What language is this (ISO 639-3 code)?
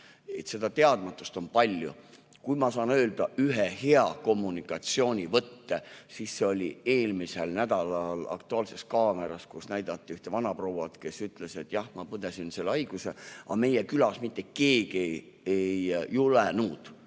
est